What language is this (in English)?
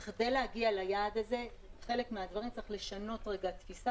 Hebrew